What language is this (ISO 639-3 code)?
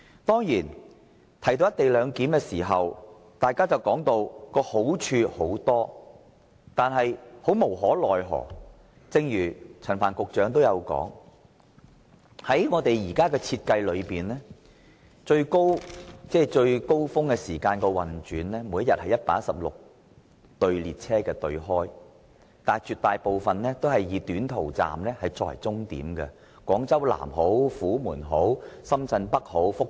yue